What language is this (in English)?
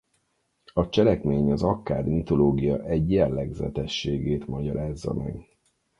Hungarian